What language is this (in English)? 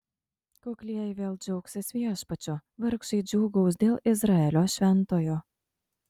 Lithuanian